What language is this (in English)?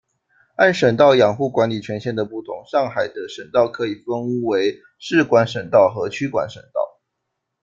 Chinese